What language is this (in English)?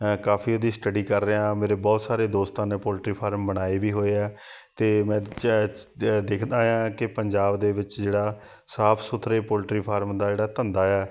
Punjabi